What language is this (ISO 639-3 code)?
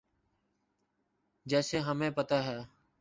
urd